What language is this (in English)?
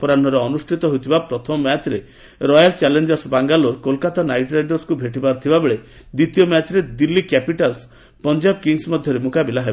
Odia